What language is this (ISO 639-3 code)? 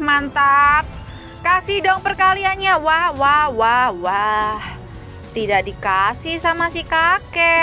ind